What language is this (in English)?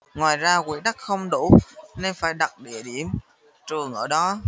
Vietnamese